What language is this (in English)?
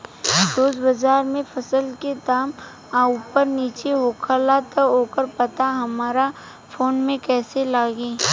Bhojpuri